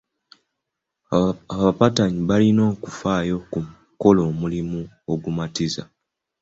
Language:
Ganda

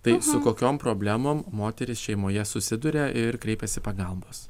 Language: Lithuanian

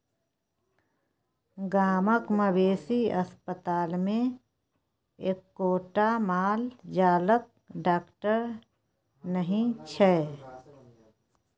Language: Maithili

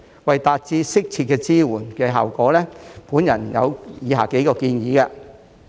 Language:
Cantonese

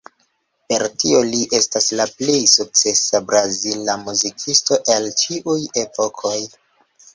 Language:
Esperanto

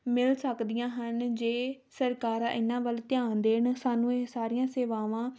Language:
Punjabi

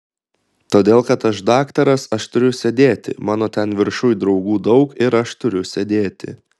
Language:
Lithuanian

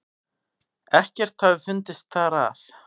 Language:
Icelandic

